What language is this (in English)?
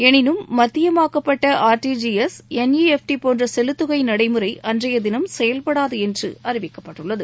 Tamil